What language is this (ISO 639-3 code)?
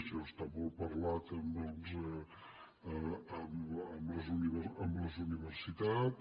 cat